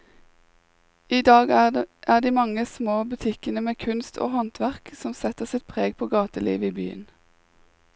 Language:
Norwegian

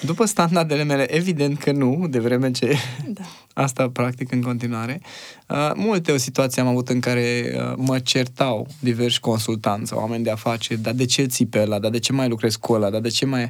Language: Romanian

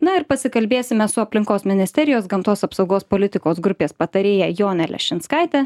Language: Lithuanian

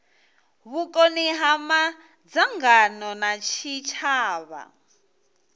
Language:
Venda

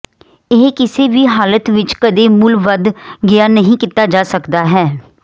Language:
Punjabi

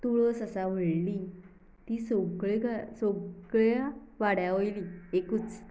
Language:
Konkani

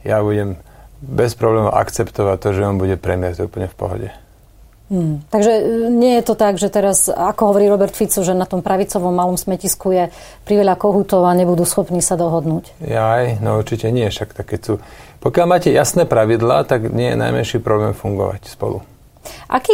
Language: Slovak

